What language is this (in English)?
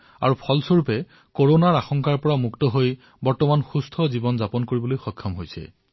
Assamese